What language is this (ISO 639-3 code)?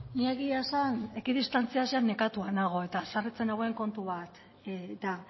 eus